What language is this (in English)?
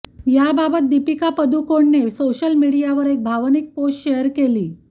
Marathi